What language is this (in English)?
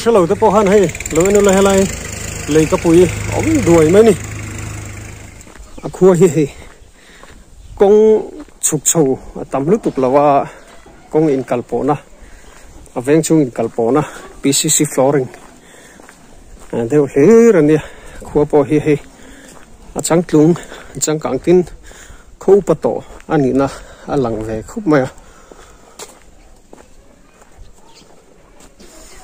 Arabic